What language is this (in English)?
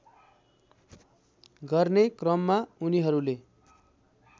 Nepali